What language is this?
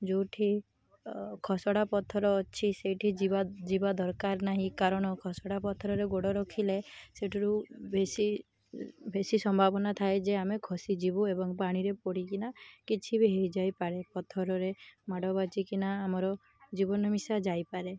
Odia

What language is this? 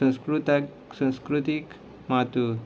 Konkani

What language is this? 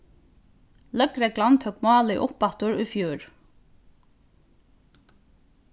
Faroese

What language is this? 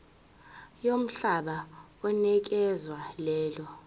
Zulu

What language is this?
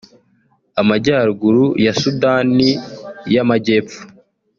Kinyarwanda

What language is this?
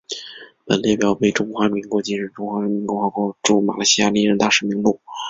Chinese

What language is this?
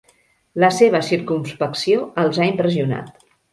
Catalan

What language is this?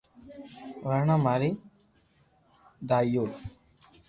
Loarki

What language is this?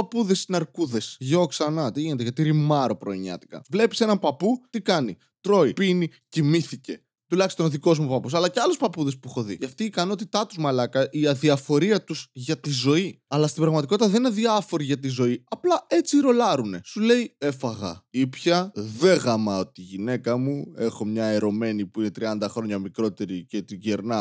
Greek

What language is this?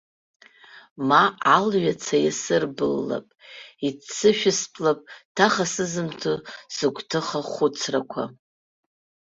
Abkhazian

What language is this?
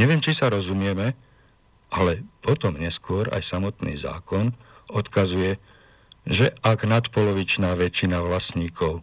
Slovak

